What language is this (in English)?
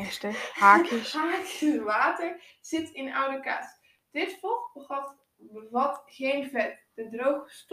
Dutch